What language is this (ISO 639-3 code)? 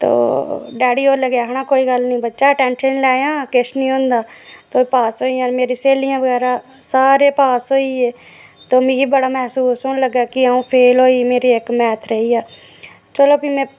doi